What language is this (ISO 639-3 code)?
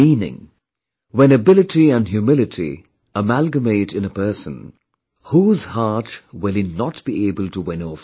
eng